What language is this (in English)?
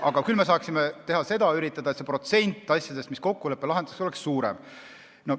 Estonian